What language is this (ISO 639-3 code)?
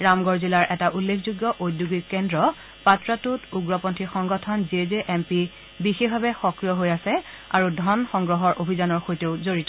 asm